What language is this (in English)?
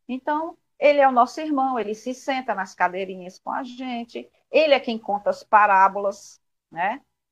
Portuguese